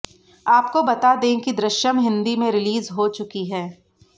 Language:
Hindi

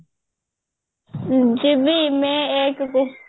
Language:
Odia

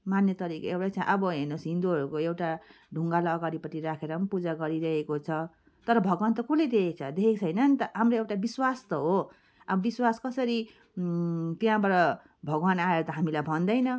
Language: Nepali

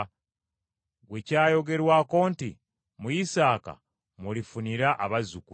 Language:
Ganda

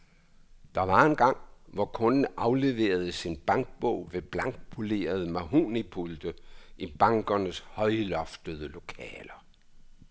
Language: Danish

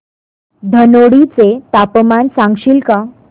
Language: Marathi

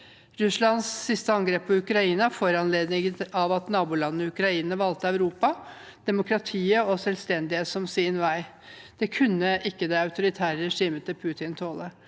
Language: Norwegian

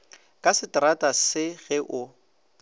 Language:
Northern Sotho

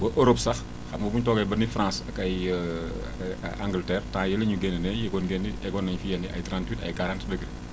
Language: Wolof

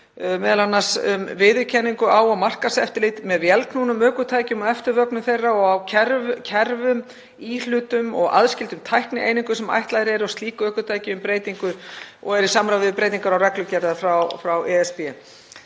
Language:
Icelandic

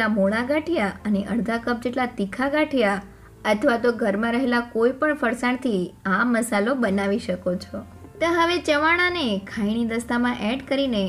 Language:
Hindi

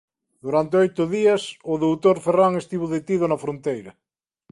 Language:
Galician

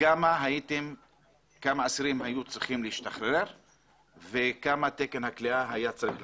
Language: Hebrew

